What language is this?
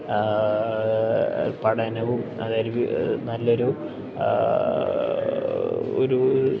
Malayalam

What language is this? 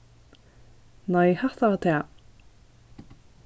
Faroese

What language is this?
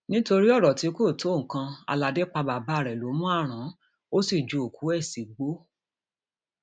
Yoruba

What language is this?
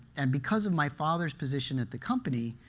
English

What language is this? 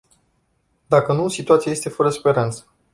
Romanian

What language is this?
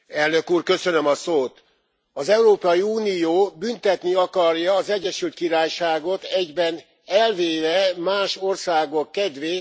Hungarian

